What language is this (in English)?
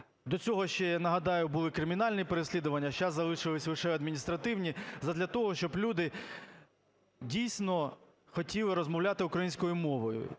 Ukrainian